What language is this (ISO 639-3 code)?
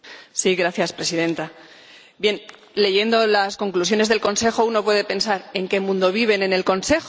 spa